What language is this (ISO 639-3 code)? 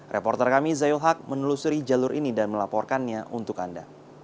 ind